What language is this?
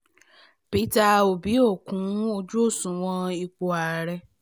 Yoruba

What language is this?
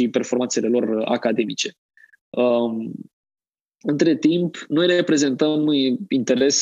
Romanian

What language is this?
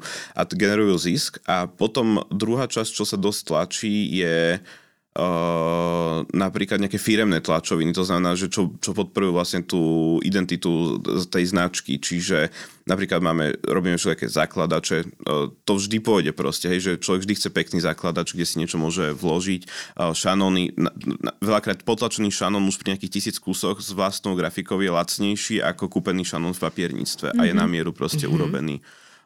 Slovak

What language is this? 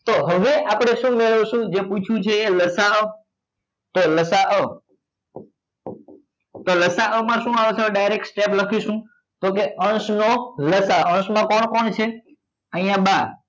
Gujarati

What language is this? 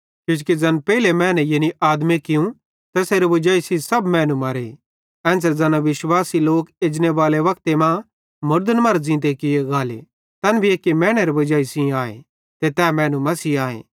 Bhadrawahi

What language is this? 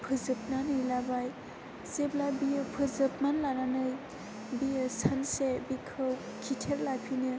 Bodo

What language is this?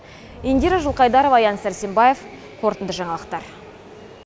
Kazakh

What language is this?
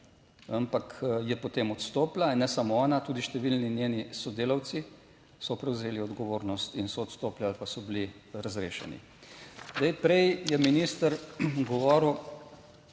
Slovenian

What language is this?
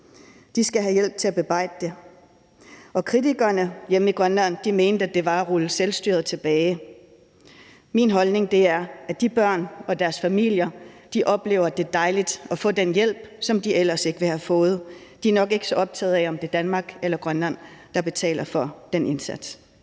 Danish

